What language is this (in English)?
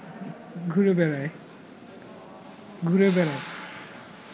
Bangla